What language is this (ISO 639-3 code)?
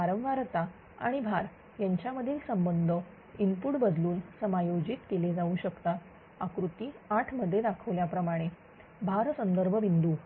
mar